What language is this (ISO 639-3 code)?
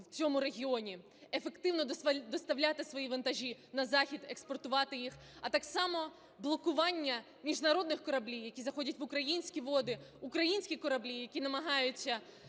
ukr